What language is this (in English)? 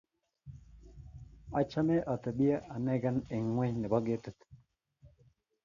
Kalenjin